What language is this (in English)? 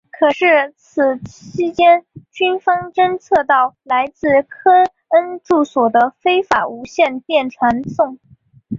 Chinese